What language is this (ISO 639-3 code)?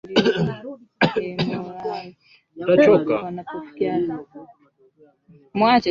swa